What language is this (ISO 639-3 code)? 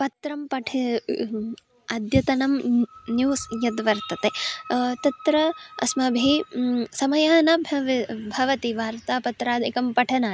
san